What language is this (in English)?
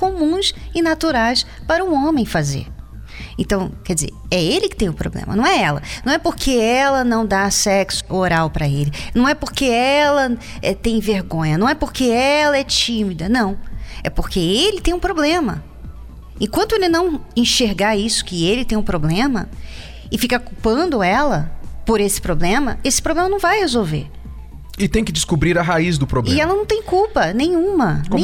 Portuguese